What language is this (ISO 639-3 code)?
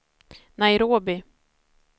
swe